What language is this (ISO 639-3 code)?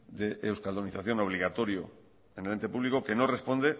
spa